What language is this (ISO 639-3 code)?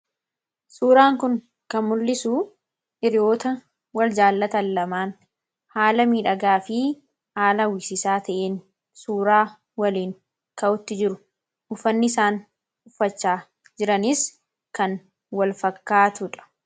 orm